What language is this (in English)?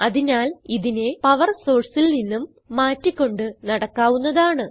Malayalam